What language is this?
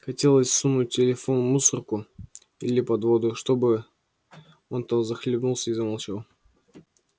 Russian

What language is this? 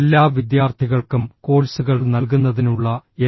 Malayalam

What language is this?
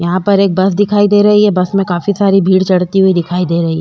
Hindi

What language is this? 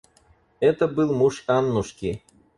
Russian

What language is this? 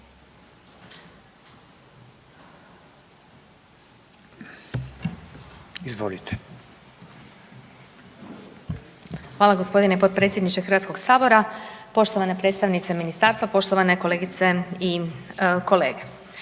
Croatian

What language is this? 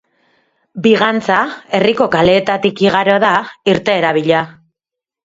Basque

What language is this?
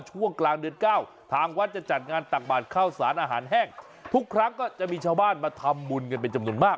Thai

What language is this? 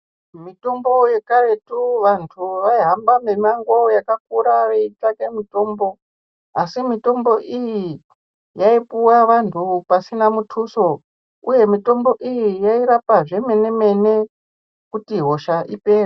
Ndau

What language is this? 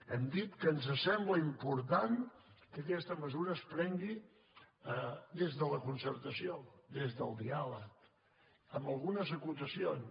Catalan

